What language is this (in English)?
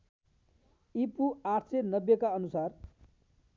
Nepali